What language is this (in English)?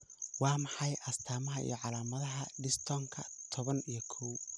Somali